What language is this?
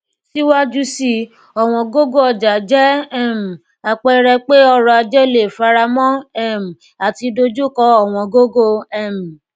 Yoruba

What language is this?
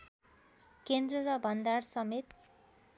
Nepali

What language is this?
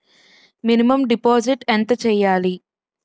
Telugu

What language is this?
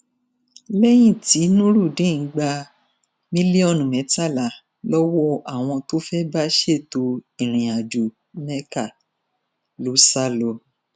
Yoruba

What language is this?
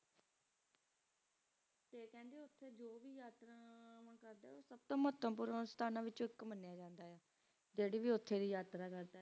Punjabi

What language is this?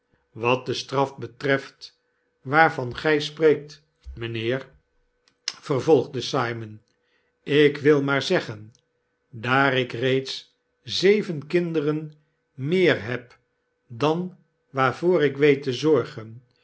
Dutch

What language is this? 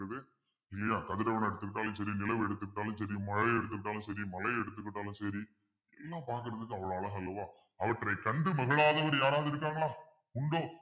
Tamil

